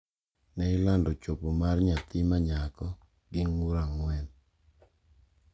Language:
Luo (Kenya and Tanzania)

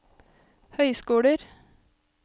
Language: Norwegian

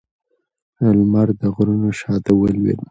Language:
Pashto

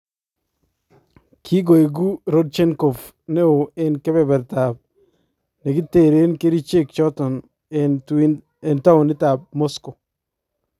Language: Kalenjin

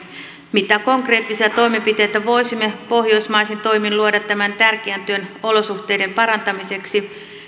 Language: Finnish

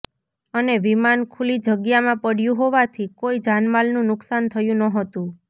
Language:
Gujarati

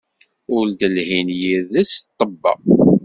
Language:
Kabyle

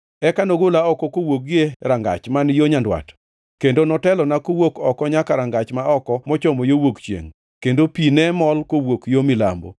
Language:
Luo (Kenya and Tanzania)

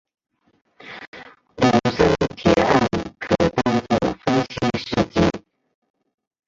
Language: Chinese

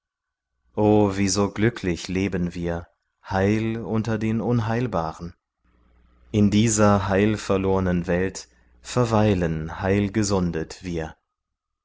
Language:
German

